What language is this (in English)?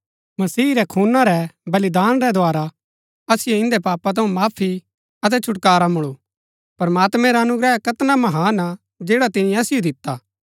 Gaddi